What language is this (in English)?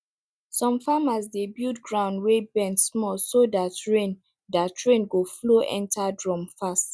Nigerian Pidgin